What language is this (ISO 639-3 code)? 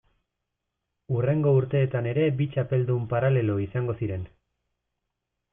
eus